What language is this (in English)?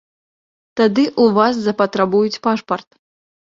Belarusian